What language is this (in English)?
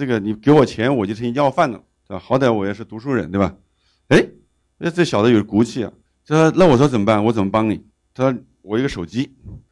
Chinese